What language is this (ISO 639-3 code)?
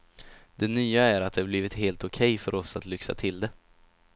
swe